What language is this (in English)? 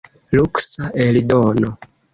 Esperanto